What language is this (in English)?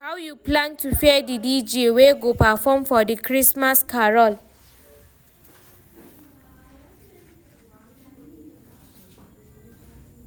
Nigerian Pidgin